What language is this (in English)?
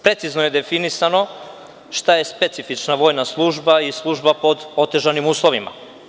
Serbian